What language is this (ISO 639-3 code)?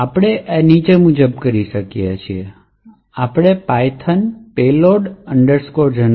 guj